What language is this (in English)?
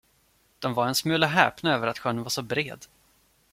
Swedish